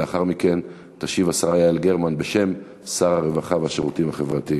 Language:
Hebrew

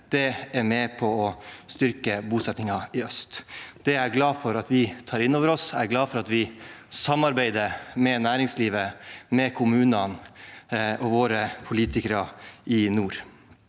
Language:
Norwegian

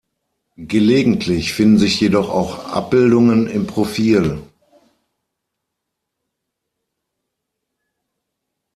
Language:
German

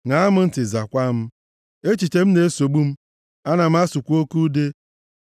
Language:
Igbo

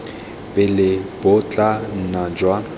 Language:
Tswana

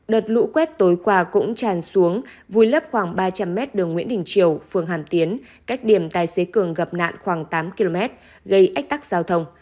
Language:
Vietnamese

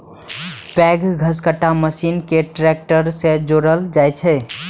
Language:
Maithili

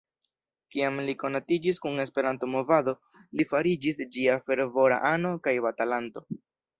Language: Esperanto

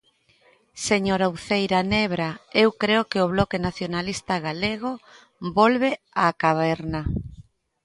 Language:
Galician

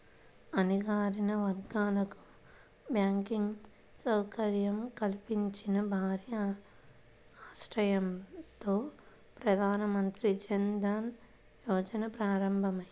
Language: Telugu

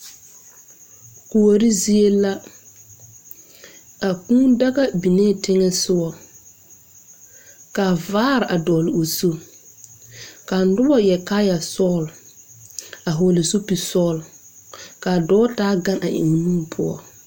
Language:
Southern Dagaare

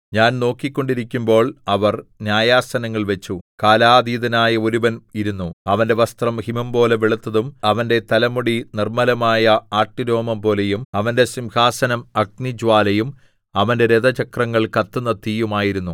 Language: Malayalam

